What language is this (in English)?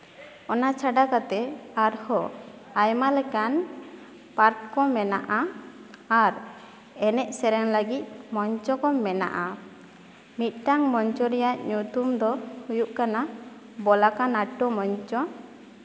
Santali